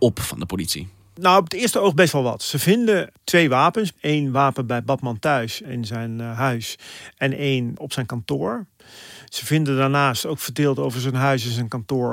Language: Dutch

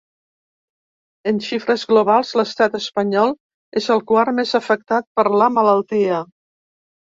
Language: Catalan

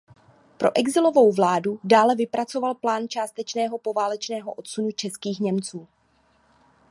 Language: Czech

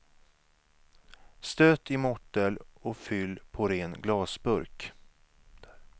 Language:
Swedish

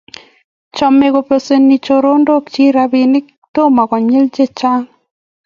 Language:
Kalenjin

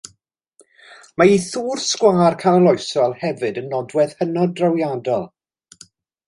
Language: Welsh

